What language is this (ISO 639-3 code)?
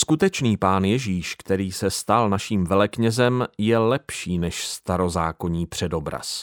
ces